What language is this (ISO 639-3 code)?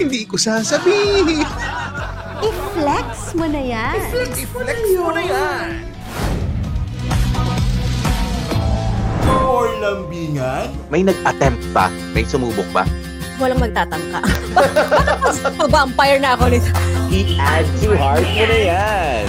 fil